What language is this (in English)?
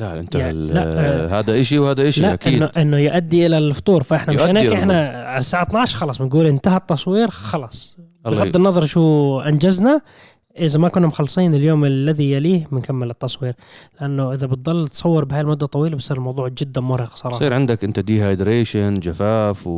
Arabic